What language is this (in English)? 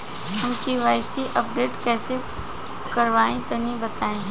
Bhojpuri